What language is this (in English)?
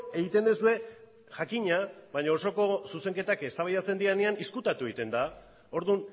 Basque